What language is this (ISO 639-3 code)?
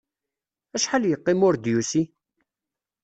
kab